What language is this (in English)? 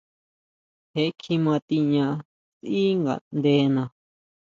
Huautla Mazatec